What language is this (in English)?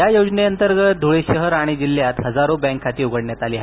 Marathi